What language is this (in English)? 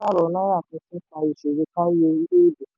Yoruba